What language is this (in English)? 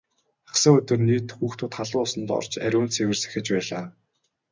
Mongolian